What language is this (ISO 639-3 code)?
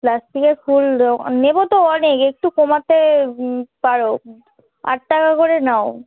ben